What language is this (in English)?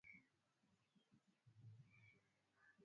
Swahili